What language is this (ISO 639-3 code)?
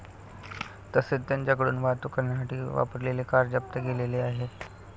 mar